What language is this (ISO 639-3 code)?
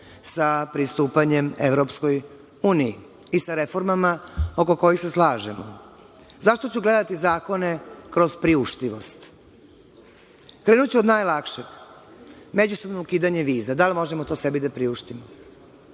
srp